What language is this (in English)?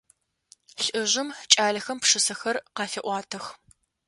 Adyghe